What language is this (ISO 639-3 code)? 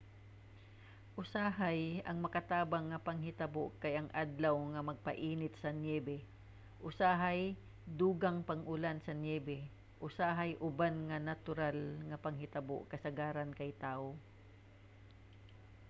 ceb